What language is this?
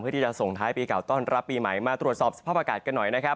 Thai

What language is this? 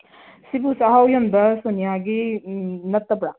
Manipuri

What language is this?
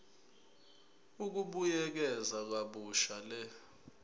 Zulu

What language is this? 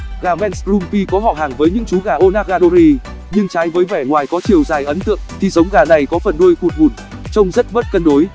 Vietnamese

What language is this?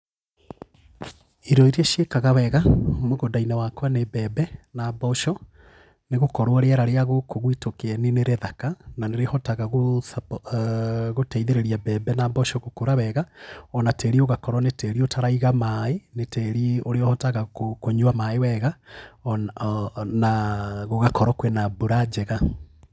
Kikuyu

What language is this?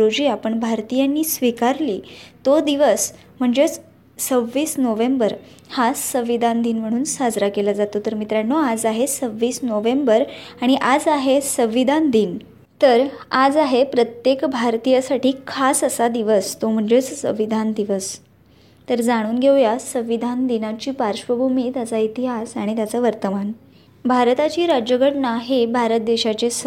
Marathi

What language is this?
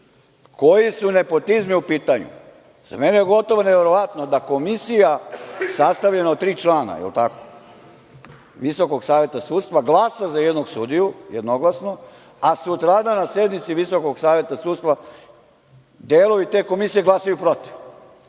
Serbian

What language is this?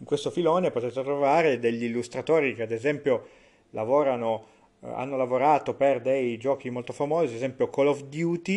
Italian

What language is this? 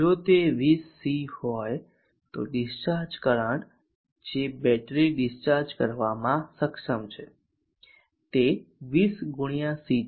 Gujarati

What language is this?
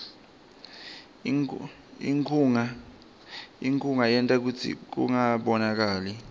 Swati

